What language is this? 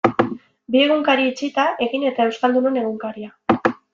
Basque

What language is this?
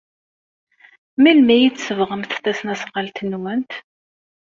Kabyle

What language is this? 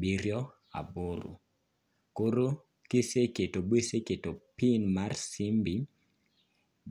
Luo (Kenya and Tanzania)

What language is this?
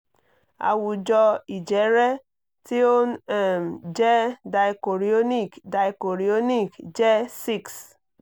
Yoruba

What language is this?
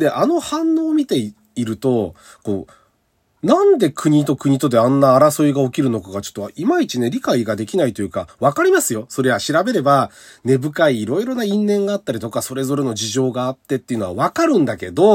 Japanese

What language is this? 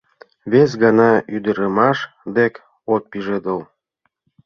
Mari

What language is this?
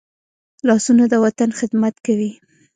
Pashto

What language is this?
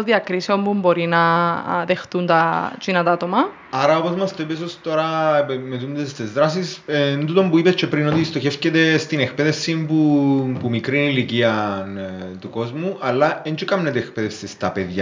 Greek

